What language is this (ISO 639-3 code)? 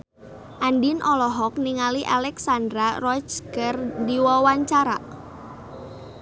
sun